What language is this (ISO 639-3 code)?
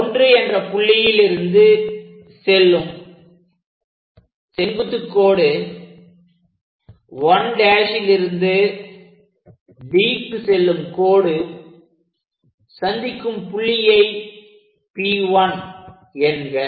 tam